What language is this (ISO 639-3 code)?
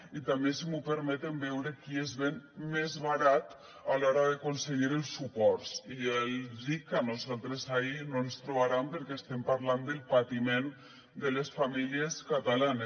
cat